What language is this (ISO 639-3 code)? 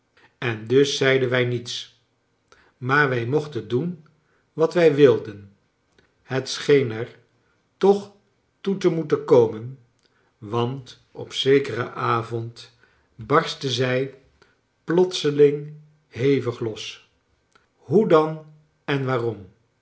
nld